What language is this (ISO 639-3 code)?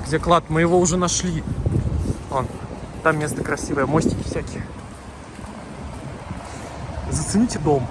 rus